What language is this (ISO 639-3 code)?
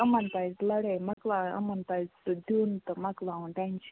kas